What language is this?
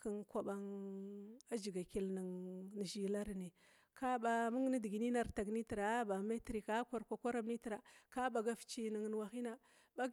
Glavda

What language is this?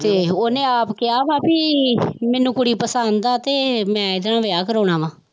Punjabi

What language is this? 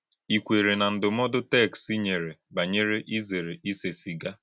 Igbo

